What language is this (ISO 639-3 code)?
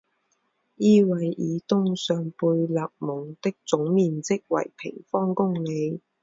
zho